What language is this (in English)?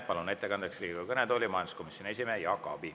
Estonian